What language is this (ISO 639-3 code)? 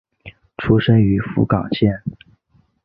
zho